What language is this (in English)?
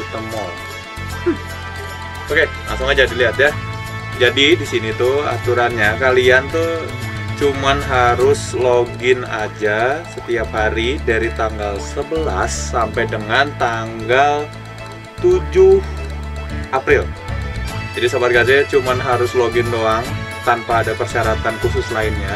Indonesian